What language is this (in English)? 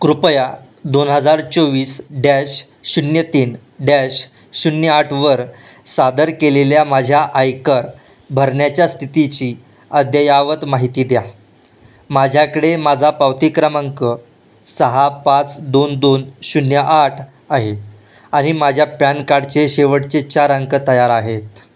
Marathi